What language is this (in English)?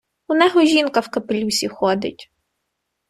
Ukrainian